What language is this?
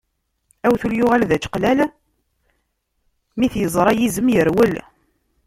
Kabyle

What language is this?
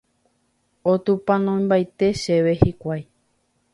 Guarani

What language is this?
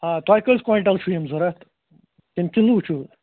Kashmiri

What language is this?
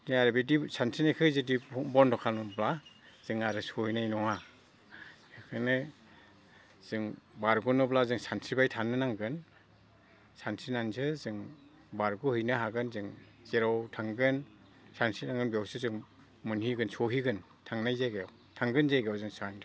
Bodo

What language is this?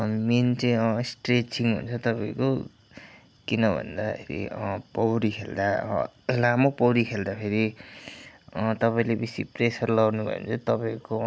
Nepali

